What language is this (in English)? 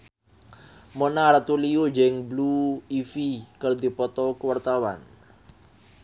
Sundanese